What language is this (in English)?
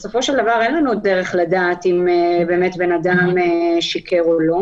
Hebrew